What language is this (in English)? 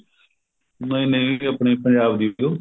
Punjabi